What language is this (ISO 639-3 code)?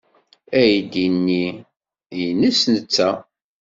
kab